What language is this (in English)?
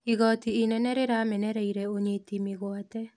Kikuyu